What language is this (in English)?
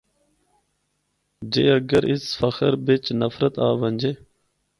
Northern Hindko